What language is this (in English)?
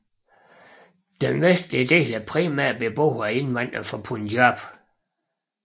Danish